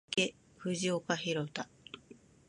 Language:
Japanese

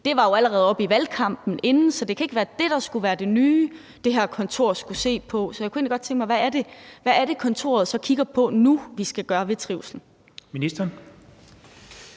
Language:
Danish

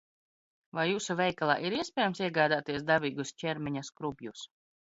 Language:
Latvian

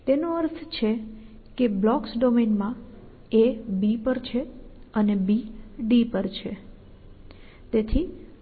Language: Gujarati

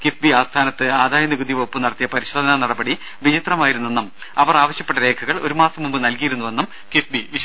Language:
Malayalam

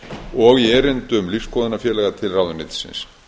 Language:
Icelandic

